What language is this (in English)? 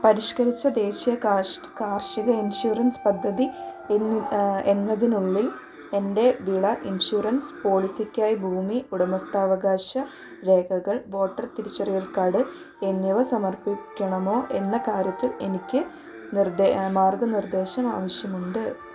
Malayalam